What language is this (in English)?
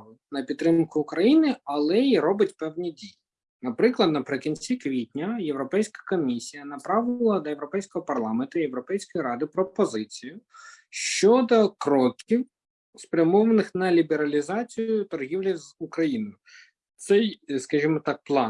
Ukrainian